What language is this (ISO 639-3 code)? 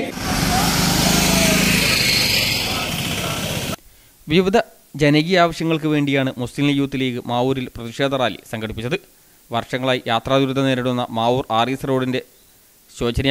ron